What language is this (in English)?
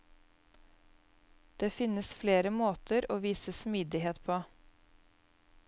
Norwegian